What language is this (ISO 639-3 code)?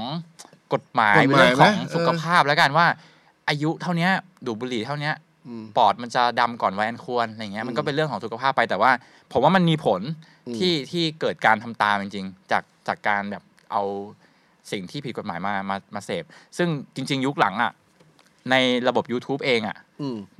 tha